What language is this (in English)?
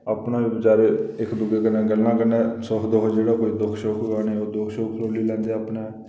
Dogri